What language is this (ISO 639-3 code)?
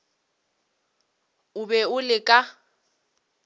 nso